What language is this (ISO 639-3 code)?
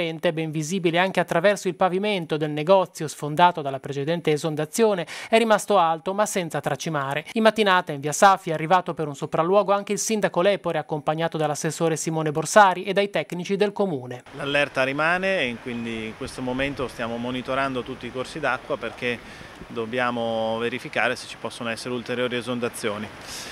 ita